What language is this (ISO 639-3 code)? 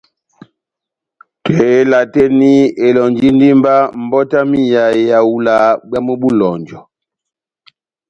bnm